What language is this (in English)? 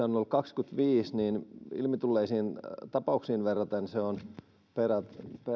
Finnish